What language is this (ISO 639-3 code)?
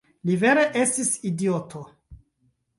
epo